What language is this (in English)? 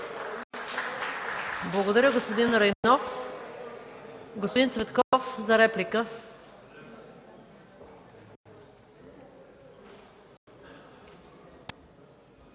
Bulgarian